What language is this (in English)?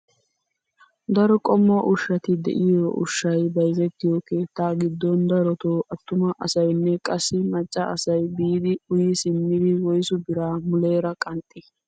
Wolaytta